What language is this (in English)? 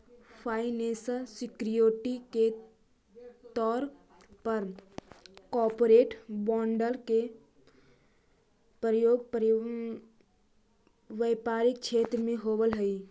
Magahi